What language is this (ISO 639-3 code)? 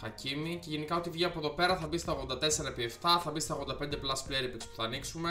ell